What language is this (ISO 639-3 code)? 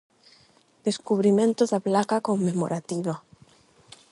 glg